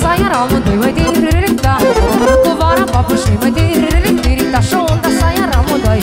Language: Romanian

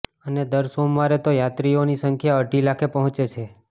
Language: Gujarati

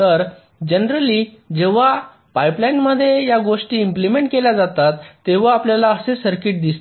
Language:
Marathi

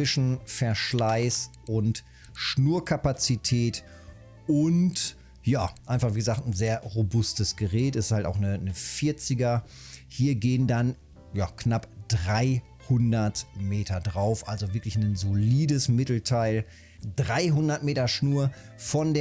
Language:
German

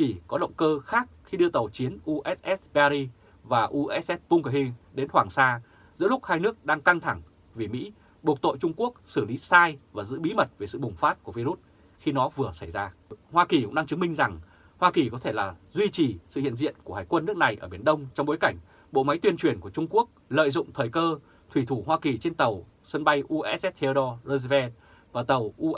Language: Vietnamese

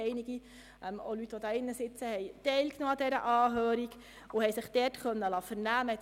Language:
Swiss German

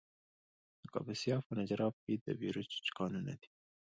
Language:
Pashto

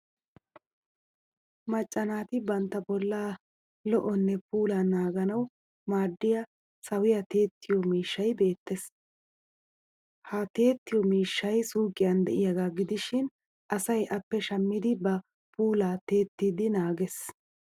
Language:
Wolaytta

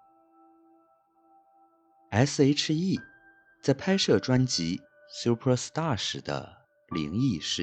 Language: Chinese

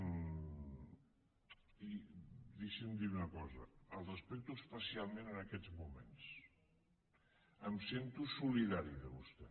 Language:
Catalan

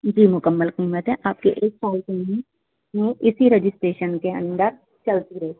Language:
Urdu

